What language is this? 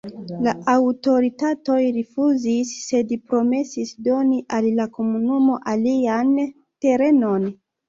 Esperanto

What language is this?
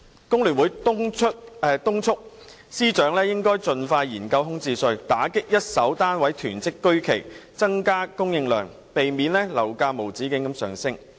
Cantonese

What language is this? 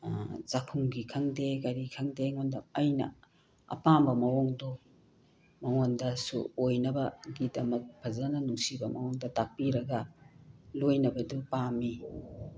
Manipuri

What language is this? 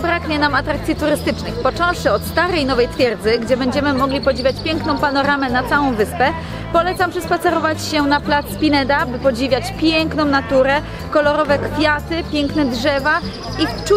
Polish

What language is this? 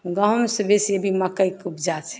Maithili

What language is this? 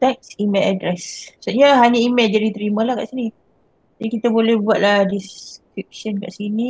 Malay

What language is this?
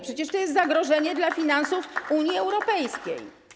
Polish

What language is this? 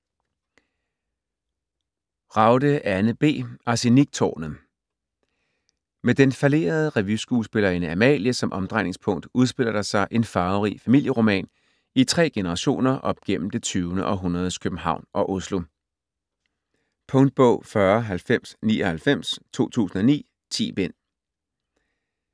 Danish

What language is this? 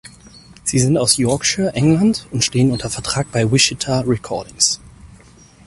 German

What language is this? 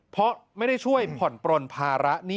Thai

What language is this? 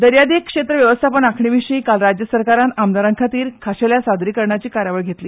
Konkani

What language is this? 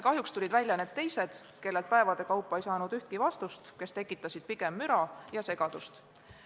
Estonian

